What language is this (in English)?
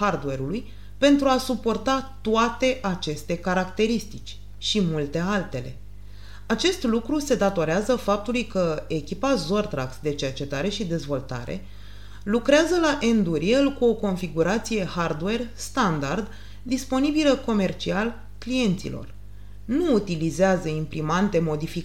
Romanian